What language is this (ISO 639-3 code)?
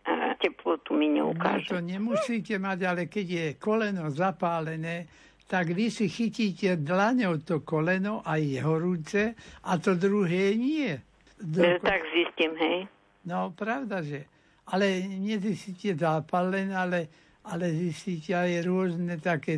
slk